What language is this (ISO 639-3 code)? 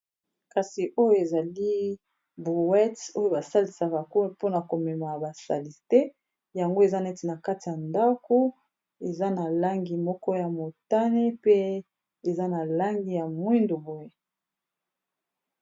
lin